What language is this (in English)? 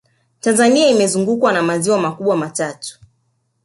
Swahili